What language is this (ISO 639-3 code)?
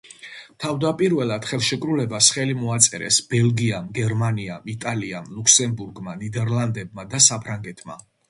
kat